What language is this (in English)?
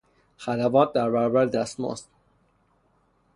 Persian